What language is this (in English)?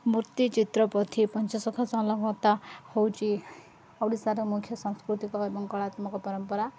Odia